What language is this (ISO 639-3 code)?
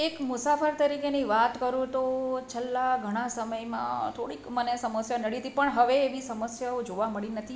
guj